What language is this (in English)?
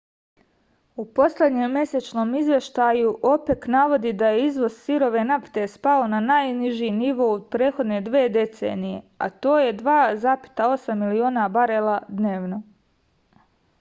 Serbian